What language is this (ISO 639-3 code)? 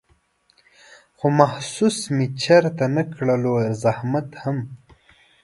pus